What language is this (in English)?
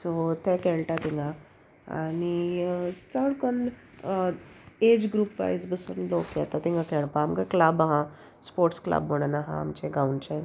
Konkani